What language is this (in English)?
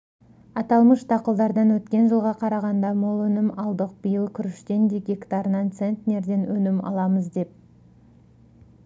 Kazakh